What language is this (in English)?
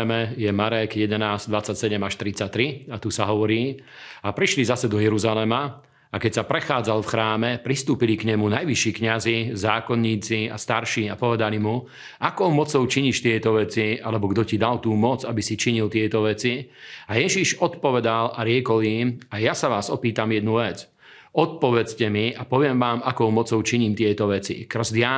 Slovak